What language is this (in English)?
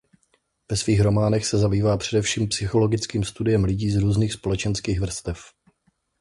Czech